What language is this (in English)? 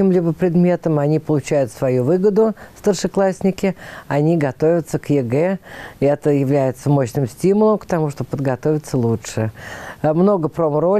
Russian